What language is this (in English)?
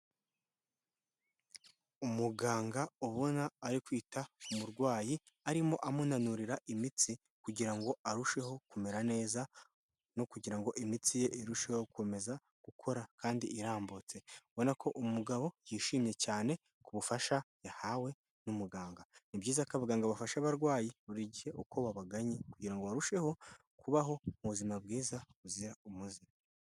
Kinyarwanda